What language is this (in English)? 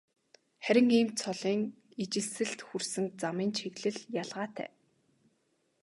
Mongolian